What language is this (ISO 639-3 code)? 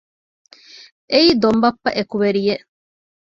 div